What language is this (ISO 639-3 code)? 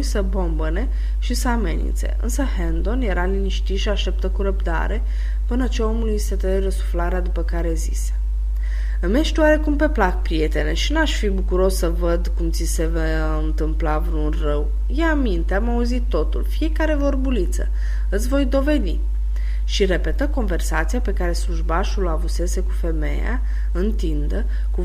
ron